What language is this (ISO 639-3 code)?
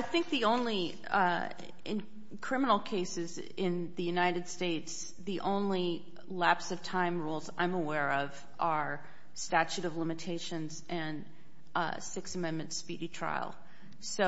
eng